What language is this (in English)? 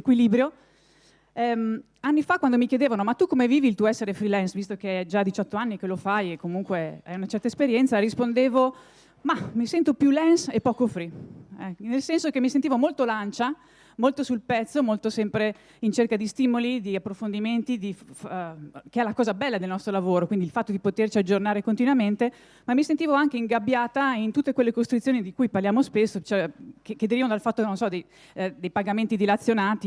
Italian